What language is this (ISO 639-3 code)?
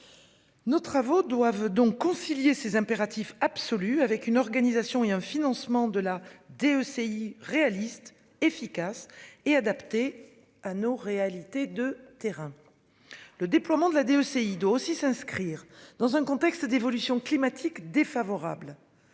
fra